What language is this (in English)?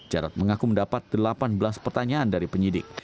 Indonesian